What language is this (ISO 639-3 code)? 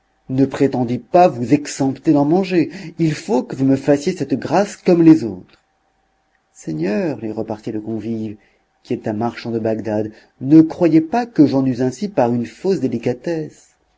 fra